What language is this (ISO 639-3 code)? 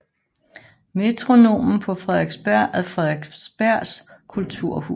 dan